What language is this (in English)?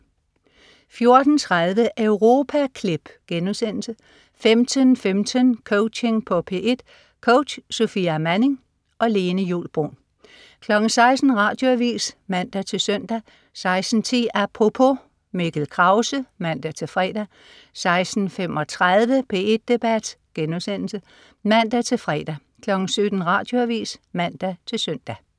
Danish